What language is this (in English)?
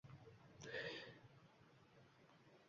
Uzbek